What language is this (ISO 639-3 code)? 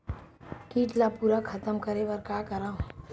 hne